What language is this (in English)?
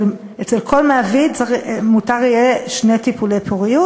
Hebrew